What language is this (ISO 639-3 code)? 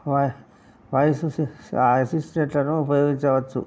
tel